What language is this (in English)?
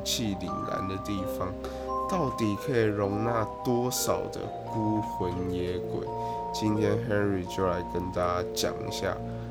Chinese